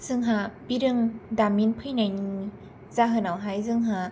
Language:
Bodo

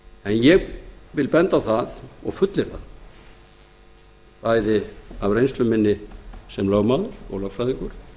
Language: Icelandic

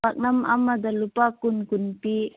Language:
Manipuri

